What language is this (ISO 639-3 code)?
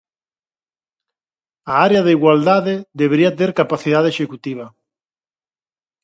glg